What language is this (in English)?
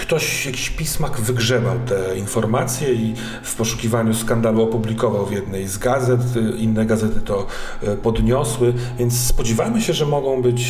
Polish